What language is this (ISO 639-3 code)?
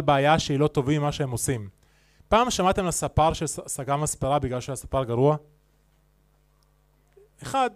heb